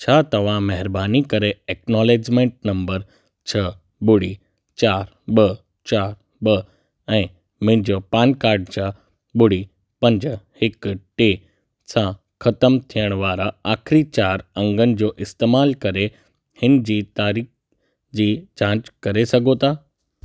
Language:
Sindhi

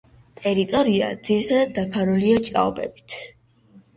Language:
Georgian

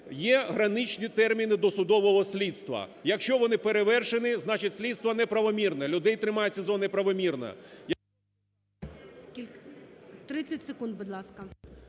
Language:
Ukrainian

